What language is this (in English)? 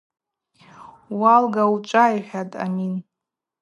Abaza